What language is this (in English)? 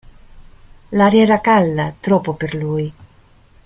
Italian